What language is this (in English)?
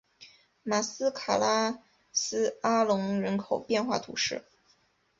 Chinese